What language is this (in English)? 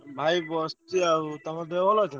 Odia